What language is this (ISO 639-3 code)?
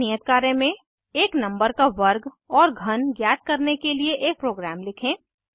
hin